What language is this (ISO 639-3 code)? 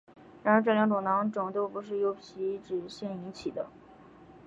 zho